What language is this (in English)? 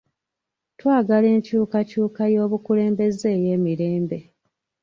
Ganda